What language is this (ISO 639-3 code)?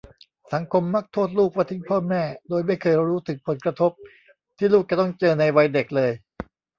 tha